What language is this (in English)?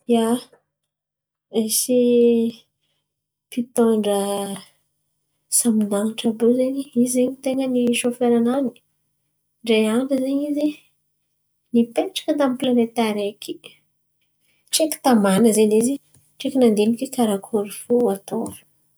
Antankarana Malagasy